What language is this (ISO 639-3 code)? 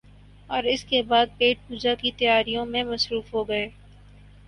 urd